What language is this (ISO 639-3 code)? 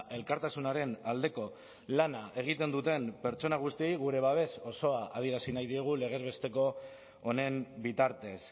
eus